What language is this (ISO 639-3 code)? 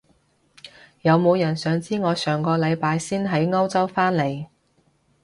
yue